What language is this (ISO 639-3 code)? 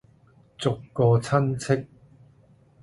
yue